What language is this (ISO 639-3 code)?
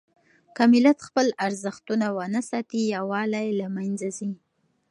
pus